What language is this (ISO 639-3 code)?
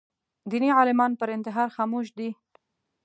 pus